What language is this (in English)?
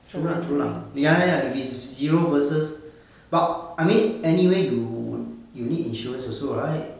English